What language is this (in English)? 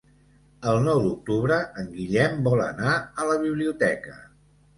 Catalan